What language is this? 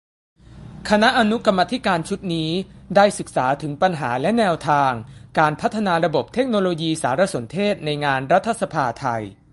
Thai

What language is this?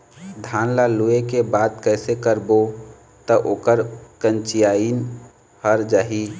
Chhattisgarhi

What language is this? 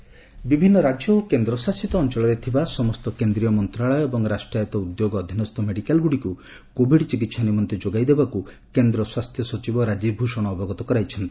Odia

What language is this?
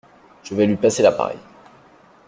French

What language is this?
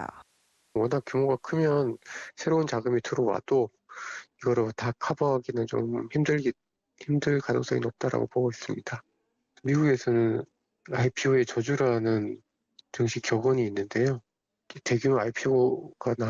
Korean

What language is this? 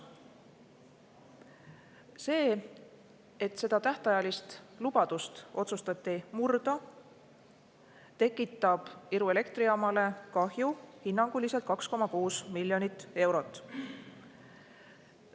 Estonian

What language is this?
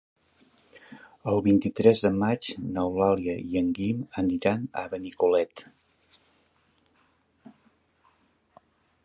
Catalan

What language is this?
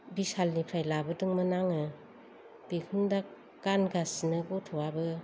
Bodo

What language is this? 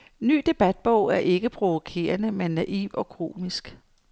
Danish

